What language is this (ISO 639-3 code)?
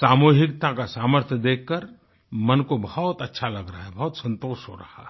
hin